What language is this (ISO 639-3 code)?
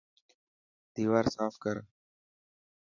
mki